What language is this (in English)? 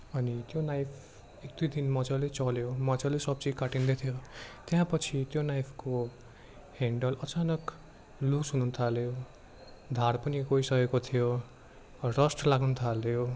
Nepali